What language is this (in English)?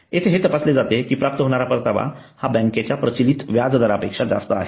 Marathi